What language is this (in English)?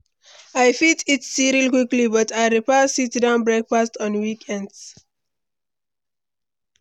Nigerian Pidgin